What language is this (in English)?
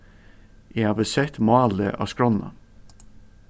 Faroese